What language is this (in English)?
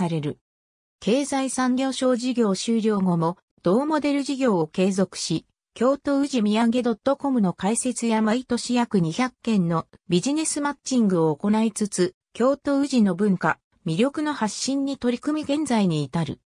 Japanese